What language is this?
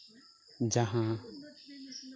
Santali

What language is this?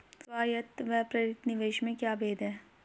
Hindi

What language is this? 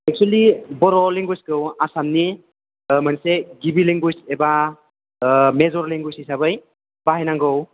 Bodo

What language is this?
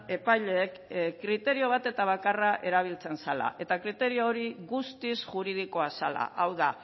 Basque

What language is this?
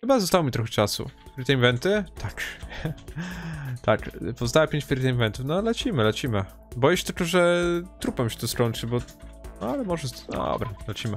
Polish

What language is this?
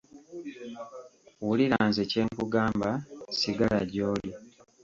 Ganda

